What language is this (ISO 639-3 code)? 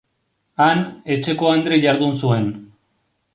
eus